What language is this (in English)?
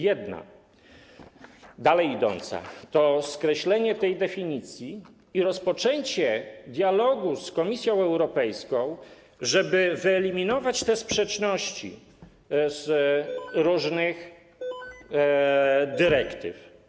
Polish